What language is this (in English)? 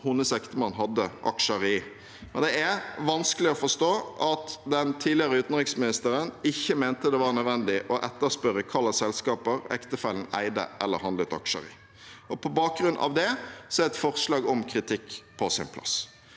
Norwegian